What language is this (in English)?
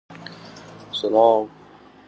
Central Kurdish